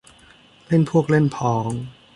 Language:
Thai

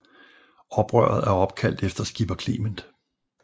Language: Danish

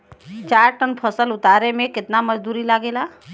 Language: Bhojpuri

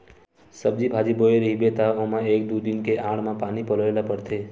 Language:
Chhattisgarhi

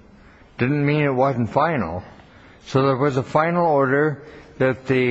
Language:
English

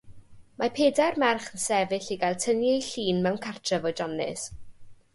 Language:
Welsh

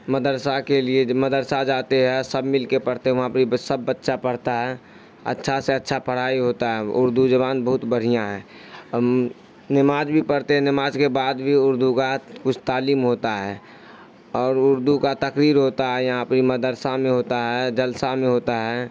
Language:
Urdu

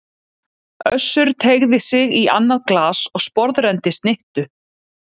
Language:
Icelandic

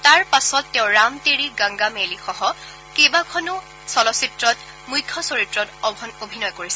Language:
Assamese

